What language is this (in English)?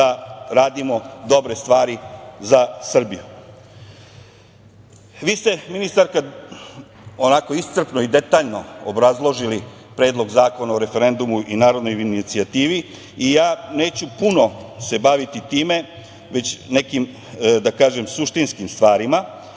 Serbian